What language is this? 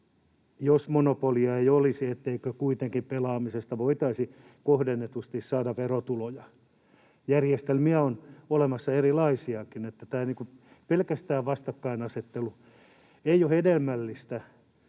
Finnish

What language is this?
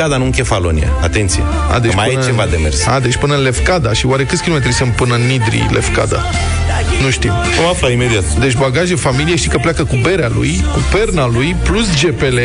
Romanian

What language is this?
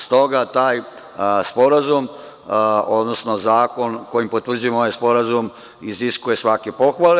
Serbian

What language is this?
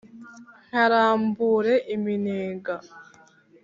Kinyarwanda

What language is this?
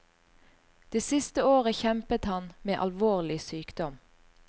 Norwegian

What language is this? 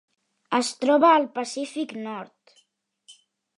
Catalan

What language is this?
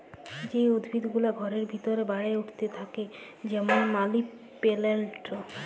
Bangla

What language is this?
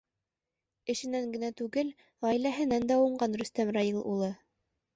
Bashkir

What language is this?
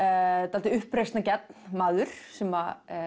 Icelandic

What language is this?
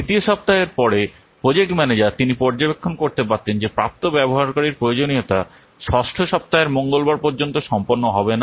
Bangla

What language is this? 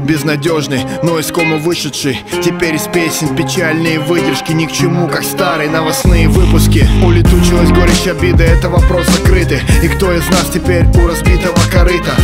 Russian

